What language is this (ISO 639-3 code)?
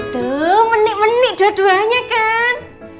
ind